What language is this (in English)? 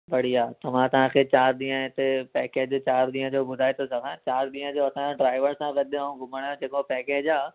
Sindhi